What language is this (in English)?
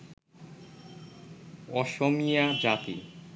Bangla